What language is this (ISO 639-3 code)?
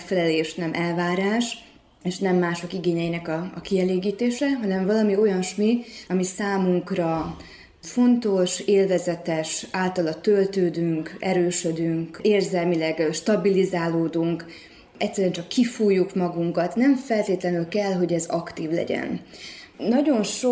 hun